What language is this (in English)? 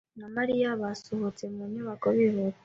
Kinyarwanda